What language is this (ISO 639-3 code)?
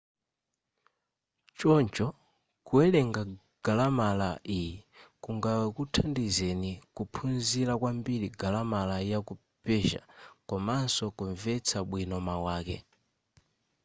nya